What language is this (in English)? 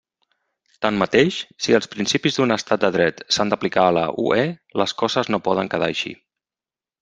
Catalan